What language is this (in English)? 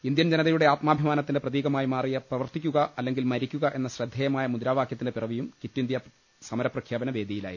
Malayalam